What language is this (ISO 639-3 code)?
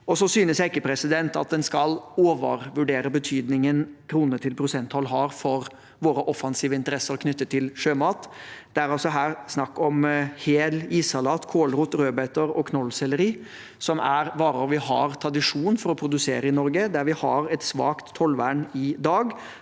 nor